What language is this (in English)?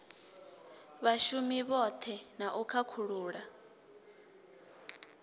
Venda